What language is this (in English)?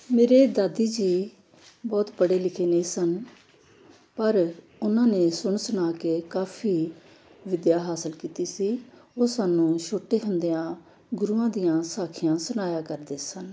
Punjabi